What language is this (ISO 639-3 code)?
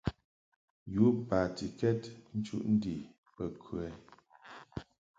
mhk